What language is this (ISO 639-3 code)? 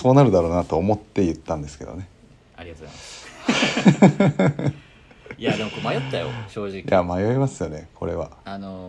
jpn